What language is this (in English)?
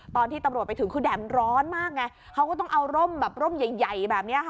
Thai